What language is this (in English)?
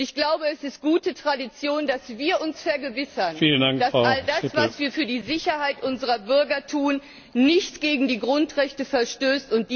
German